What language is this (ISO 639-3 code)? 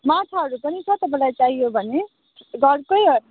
nep